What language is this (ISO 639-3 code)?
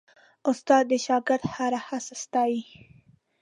pus